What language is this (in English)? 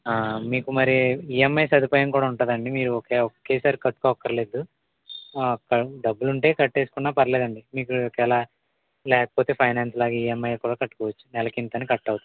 Telugu